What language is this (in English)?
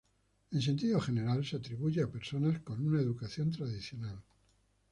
Spanish